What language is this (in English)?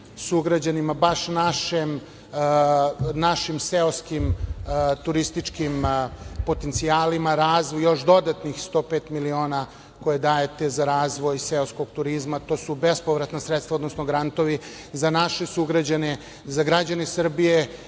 Serbian